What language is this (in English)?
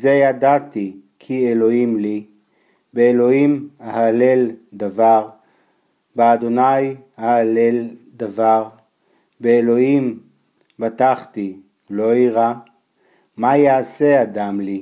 Hebrew